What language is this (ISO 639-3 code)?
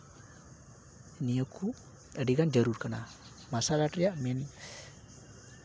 sat